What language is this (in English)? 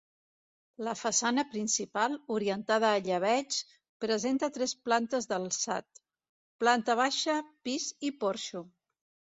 Catalan